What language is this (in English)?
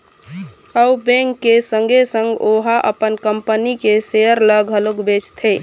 Chhattisgarhi